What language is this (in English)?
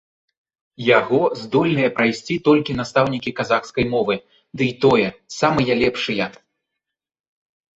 Belarusian